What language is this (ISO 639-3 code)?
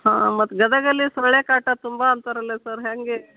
kan